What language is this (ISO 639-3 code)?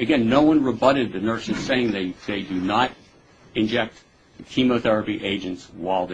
eng